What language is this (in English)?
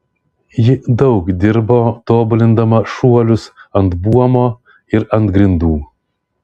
Lithuanian